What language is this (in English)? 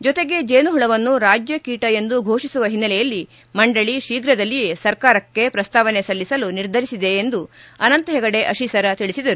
Kannada